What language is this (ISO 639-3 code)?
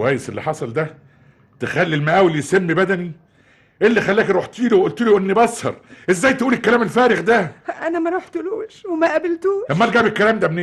ara